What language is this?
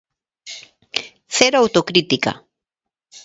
Galician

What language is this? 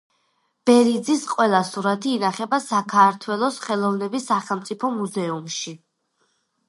Georgian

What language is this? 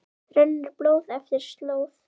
Icelandic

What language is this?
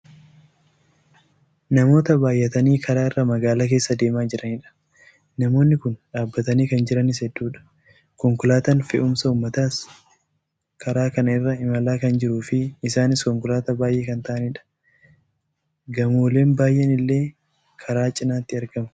Oromo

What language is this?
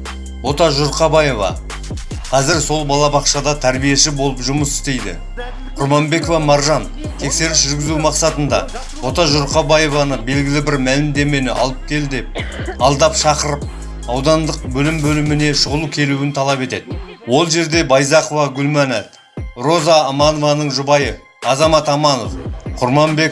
Kazakh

